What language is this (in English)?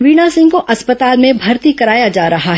Hindi